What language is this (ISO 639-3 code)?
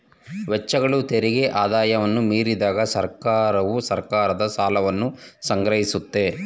kan